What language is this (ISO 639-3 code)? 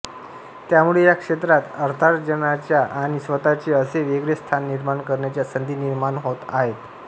mar